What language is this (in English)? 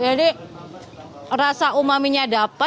Indonesian